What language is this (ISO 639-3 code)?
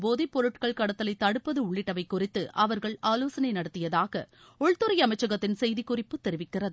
tam